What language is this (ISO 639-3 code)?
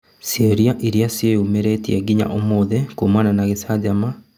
kik